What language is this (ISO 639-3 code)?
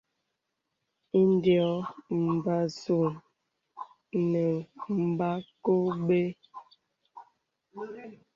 beb